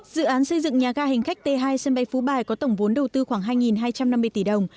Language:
Vietnamese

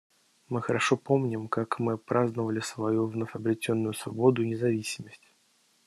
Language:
Russian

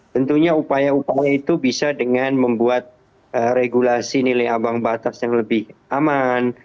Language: Indonesian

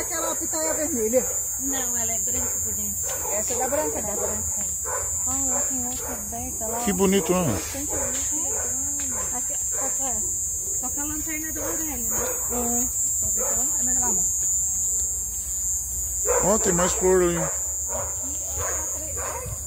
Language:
Portuguese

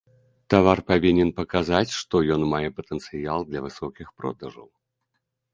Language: Belarusian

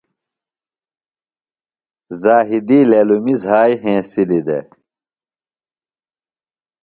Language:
Phalura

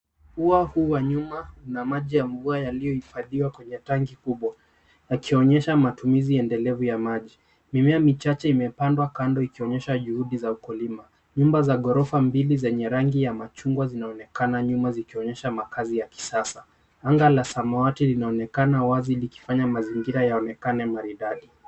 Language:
Swahili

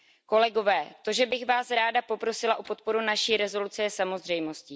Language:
Czech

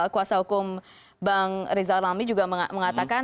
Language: Indonesian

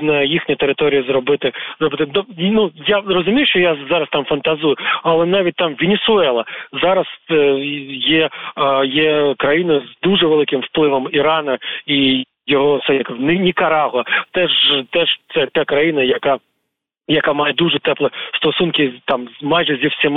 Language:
Ukrainian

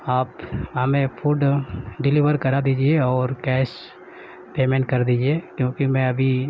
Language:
Urdu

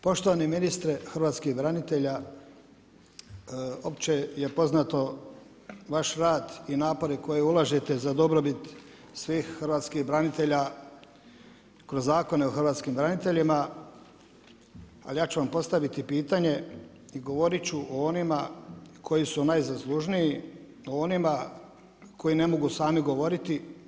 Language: Croatian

